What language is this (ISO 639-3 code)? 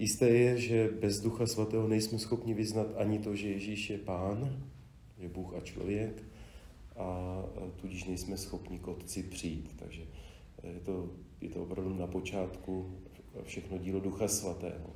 ces